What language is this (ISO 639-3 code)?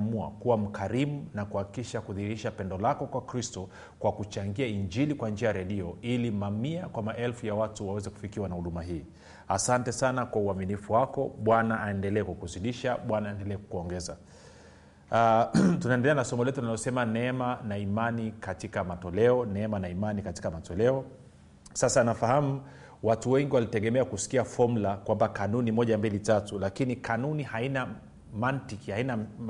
swa